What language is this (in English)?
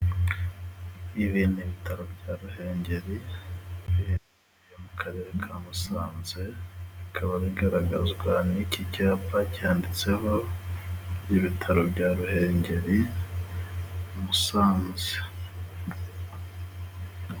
Kinyarwanda